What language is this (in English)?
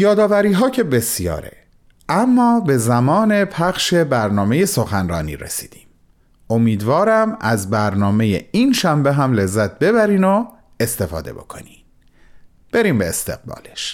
Persian